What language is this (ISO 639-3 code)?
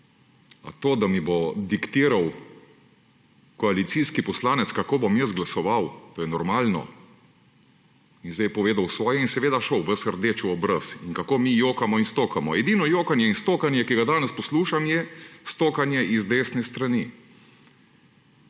slv